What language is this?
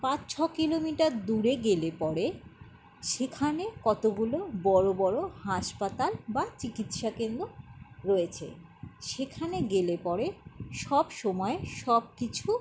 Bangla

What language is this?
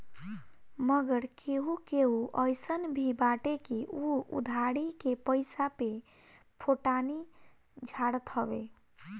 Bhojpuri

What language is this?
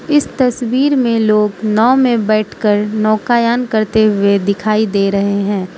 Hindi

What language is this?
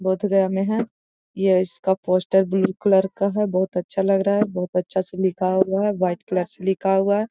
Magahi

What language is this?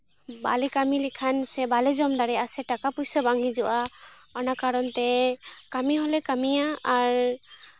Santali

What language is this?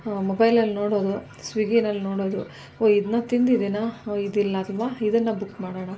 Kannada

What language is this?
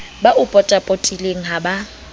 Southern Sotho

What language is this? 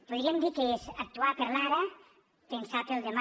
Catalan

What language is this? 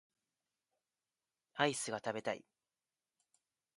Japanese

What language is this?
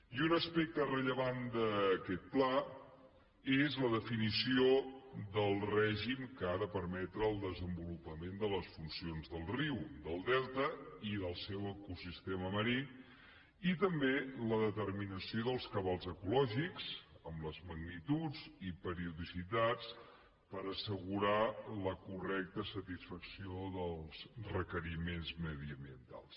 Catalan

